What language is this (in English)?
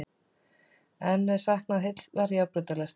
Icelandic